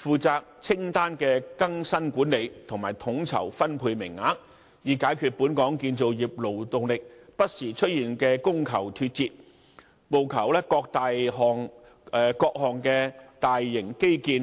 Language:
Cantonese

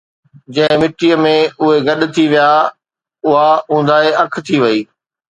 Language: Sindhi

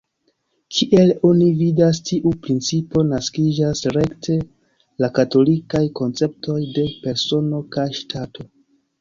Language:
Esperanto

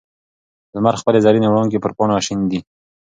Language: Pashto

